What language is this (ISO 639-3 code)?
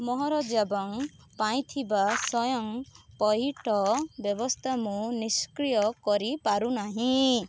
ori